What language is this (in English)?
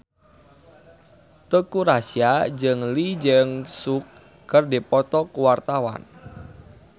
Sundanese